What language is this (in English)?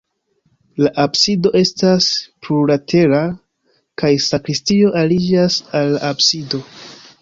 Esperanto